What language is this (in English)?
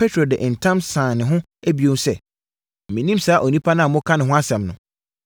Akan